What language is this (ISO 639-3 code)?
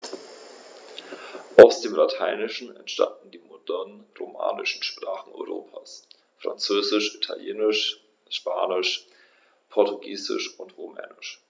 deu